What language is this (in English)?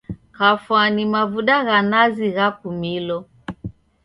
Taita